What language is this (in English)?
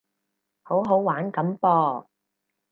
Cantonese